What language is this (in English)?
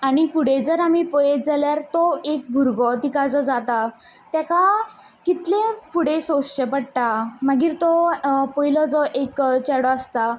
Konkani